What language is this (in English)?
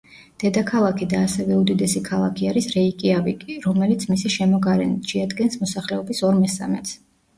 Georgian